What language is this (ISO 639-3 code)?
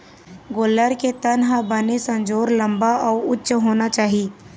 hne